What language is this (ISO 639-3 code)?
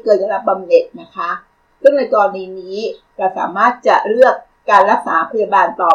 tha